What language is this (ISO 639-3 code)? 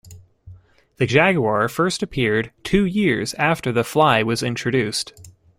eng